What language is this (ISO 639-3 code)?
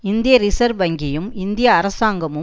tam